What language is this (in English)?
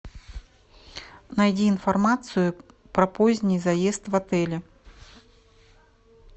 Russian